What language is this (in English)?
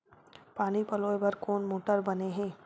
Chhattisgarhi